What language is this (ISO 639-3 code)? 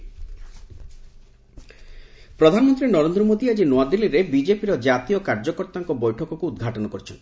ori